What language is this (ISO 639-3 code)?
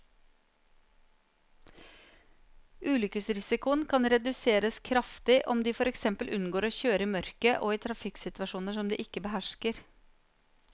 nor